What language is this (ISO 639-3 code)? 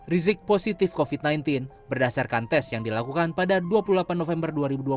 ind